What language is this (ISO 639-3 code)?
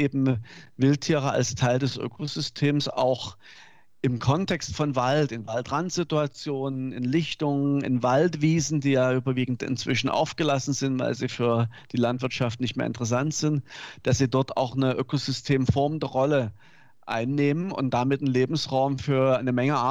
deu